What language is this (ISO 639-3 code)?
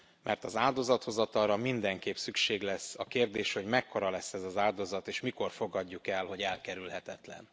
hun